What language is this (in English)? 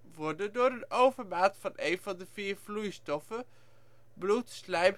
Dutch